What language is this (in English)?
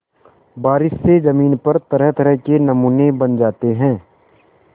Hindi